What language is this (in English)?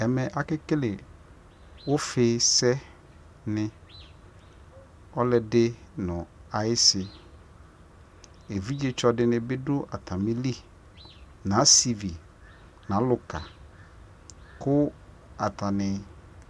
Ikposo